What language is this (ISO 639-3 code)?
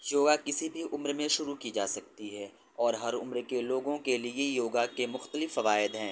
urd